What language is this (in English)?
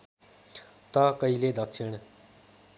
Nepali